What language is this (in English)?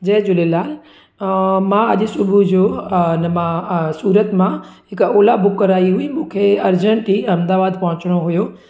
Sindhi